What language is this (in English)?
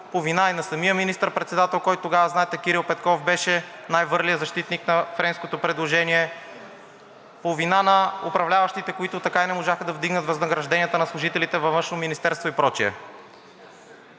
Bulgarian